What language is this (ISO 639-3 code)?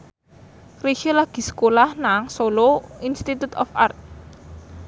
jav